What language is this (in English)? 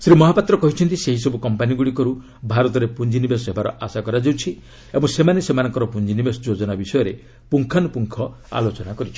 Odia